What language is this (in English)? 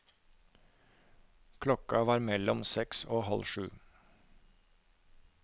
Norwegian